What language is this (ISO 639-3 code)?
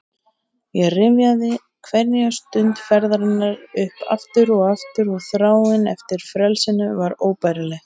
isl